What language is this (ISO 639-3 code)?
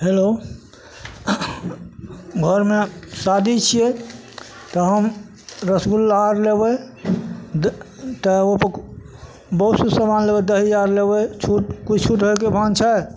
mai